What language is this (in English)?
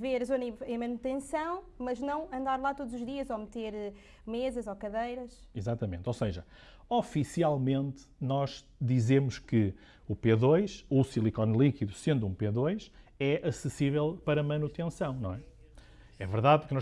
Portuguese